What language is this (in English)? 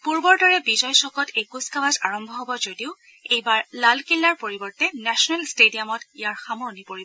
Assamese